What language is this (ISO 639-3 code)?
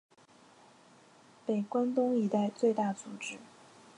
zho